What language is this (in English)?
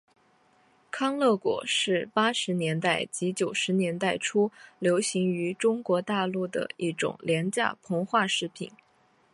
Chinese